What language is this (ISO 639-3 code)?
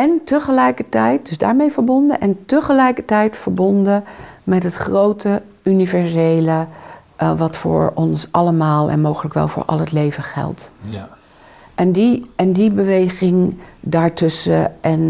nld